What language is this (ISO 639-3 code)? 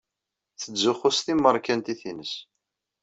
kab